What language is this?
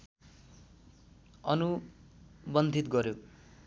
Nepali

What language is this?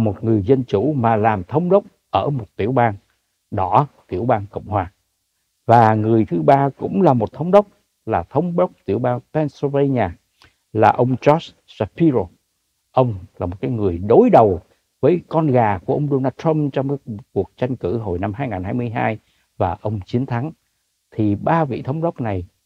Vietnamese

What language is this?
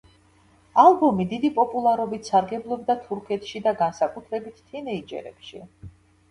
Georgian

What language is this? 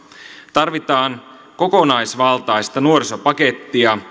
Finnish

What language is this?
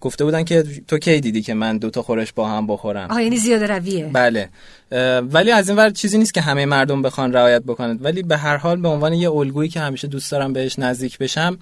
Persian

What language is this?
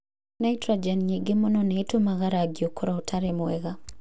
Kikuyu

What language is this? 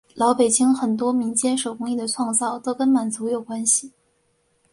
Chinese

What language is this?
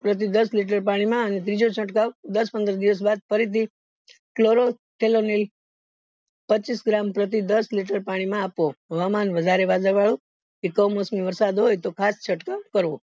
Gujarati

